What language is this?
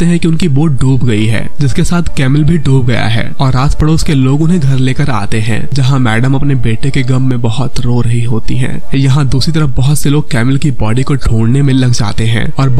Hindi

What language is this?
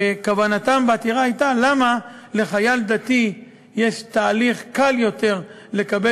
Hebrew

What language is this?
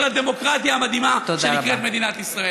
Hebrew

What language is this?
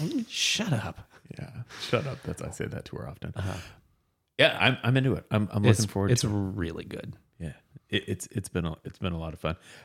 English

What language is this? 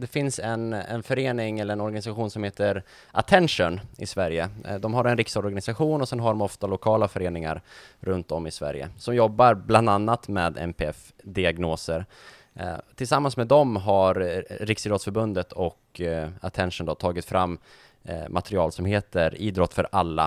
Swedish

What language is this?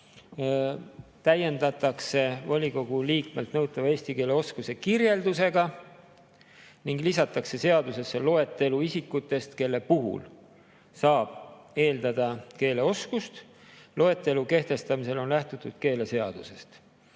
Estonian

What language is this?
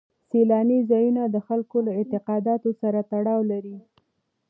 Pashto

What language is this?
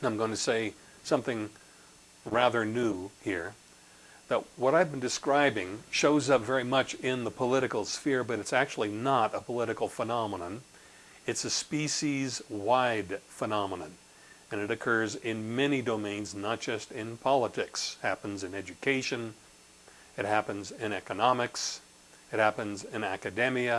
English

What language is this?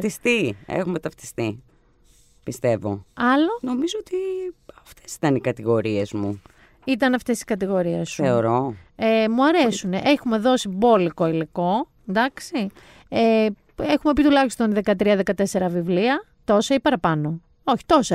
Greek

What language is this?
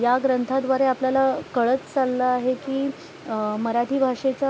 Marathi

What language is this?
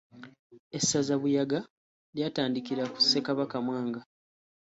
Ganda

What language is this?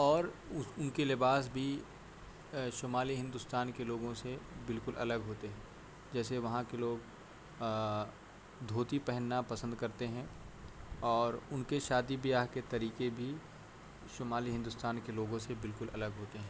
Urdu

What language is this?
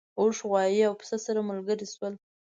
Pashto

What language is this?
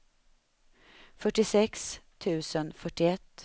Swedish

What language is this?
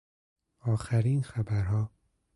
Persian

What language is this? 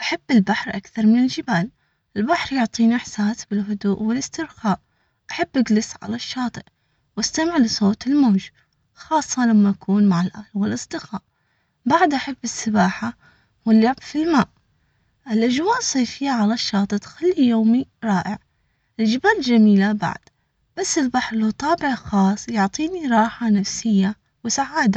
Omani Arabic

